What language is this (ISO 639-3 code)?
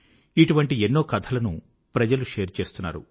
tel